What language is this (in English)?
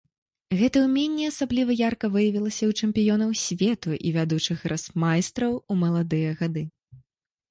Belarusian